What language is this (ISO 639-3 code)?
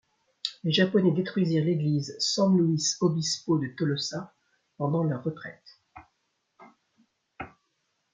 fra